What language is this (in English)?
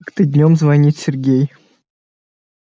Russian